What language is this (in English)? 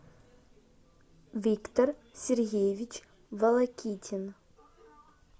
Russian